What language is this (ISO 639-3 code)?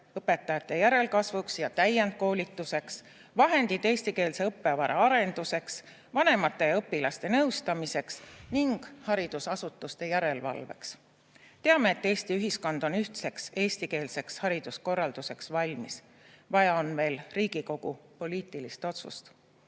est